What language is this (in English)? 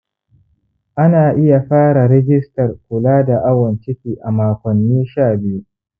Hausa